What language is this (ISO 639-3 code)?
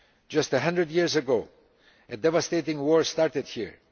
eng